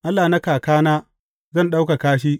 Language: Hausa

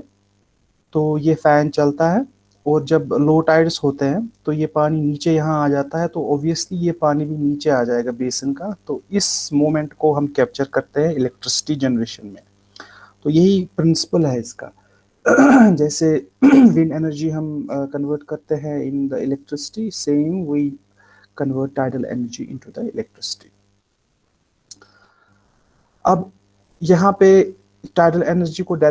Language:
Hindi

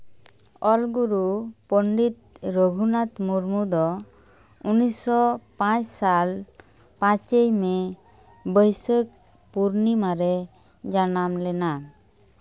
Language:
Santali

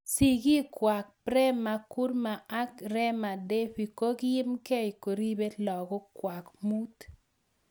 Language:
Kalenjin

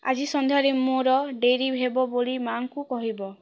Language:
Odia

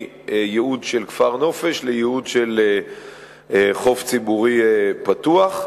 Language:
Hebrew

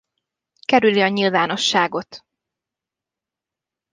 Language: Hungarian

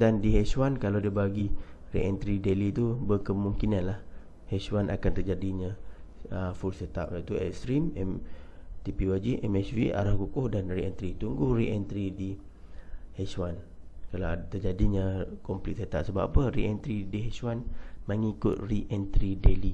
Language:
Malay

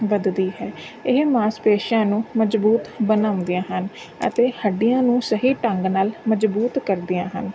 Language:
Punjabi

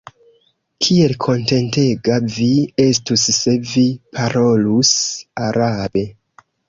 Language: Esperanto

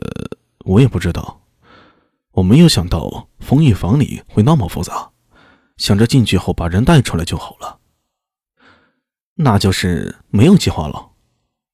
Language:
Chinese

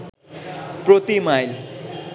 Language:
Bangla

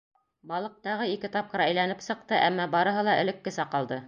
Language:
Bashkir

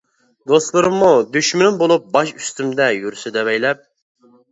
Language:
Uyghur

